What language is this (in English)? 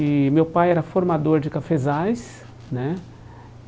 Portuguese